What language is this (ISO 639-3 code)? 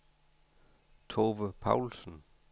dan